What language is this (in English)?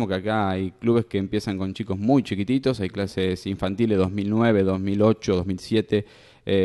Spanish